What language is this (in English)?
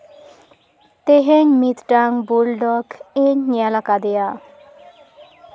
Santali